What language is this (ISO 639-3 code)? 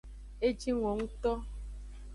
ajg